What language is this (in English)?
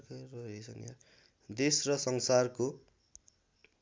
Nepali